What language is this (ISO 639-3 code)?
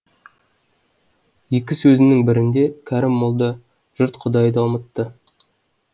kaz